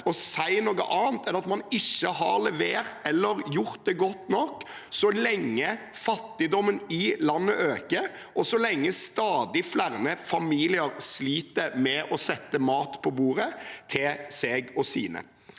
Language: Norwegian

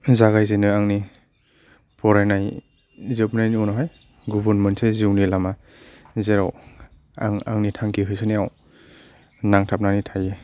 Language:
Bodo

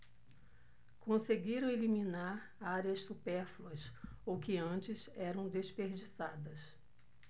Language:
Portuguese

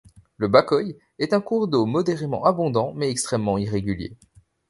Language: French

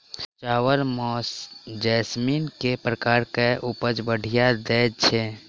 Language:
Maithili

